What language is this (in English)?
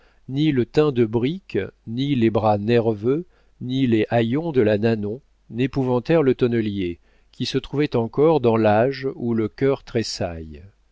French